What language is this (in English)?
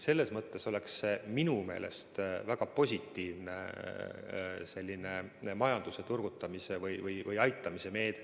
Estonian